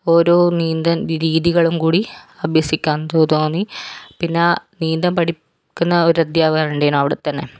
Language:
Malayalam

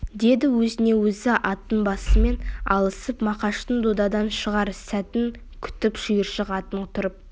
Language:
Kazakh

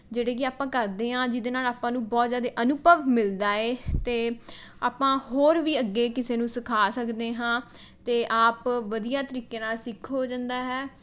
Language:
Punjabi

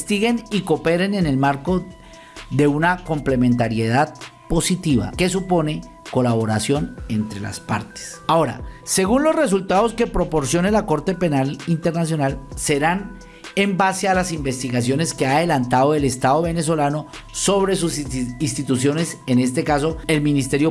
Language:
Spanish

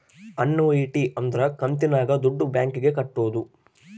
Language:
Kannada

